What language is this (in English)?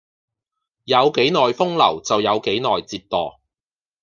Cantonese